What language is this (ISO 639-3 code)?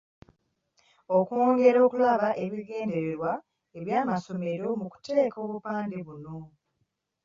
lug